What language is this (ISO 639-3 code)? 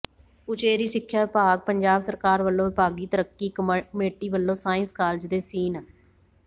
pan